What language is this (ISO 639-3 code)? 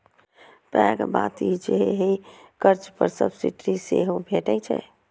mai